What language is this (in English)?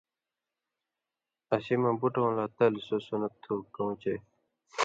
Indus Kohistani